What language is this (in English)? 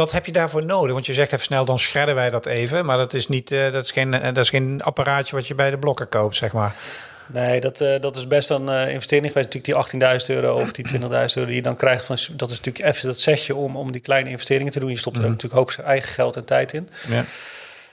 Dutch